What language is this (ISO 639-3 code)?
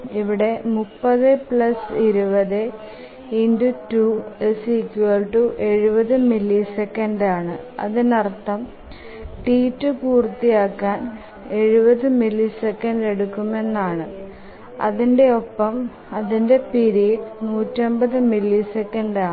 mal